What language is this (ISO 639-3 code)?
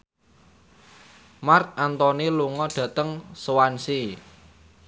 jav